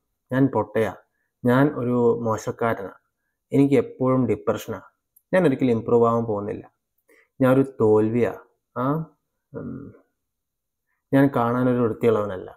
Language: Malayalam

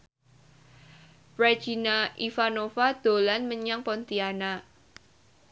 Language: Javanese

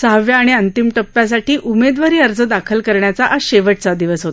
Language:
Marathi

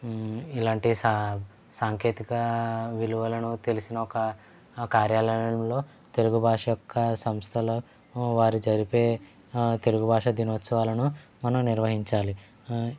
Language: Telugu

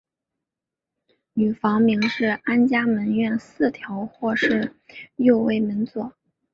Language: Chinese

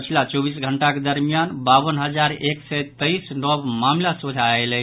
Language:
Maithili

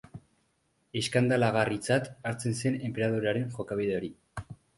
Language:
Basque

